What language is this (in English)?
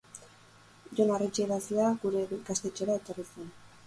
Basque